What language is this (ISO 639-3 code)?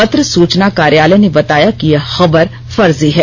hin